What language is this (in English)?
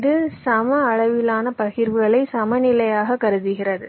Tamil